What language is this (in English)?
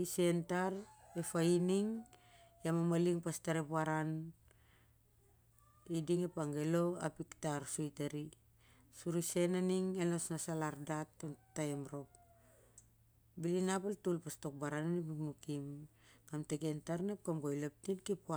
Siar-Lak